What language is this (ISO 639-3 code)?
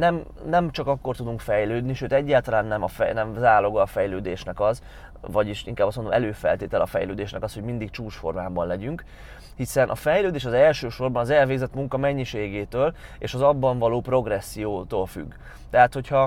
hun